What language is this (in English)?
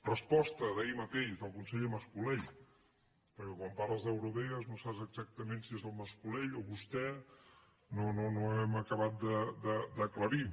Catalan